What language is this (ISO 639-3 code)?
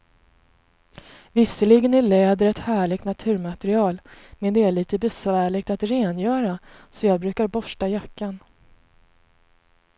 swe